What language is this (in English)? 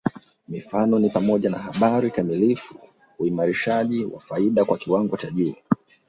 Swahili